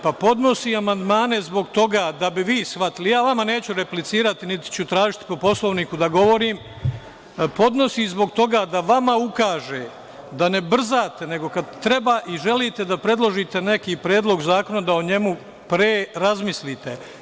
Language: Serbian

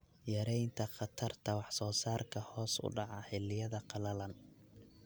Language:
Somali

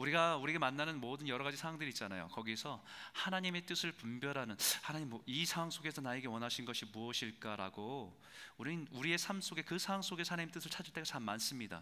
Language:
Korean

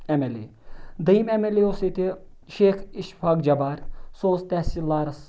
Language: Kashmiri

